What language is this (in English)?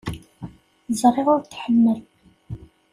Kabyle